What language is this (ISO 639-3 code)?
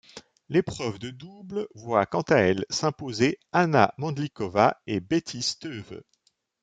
fra